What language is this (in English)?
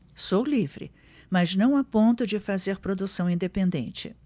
Portuguese